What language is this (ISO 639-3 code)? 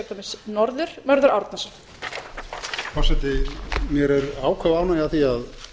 isl